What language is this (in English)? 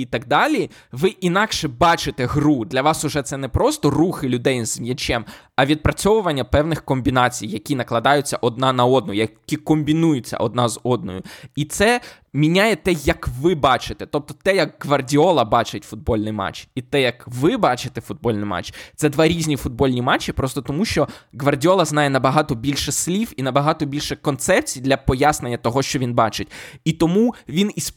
Ukrainian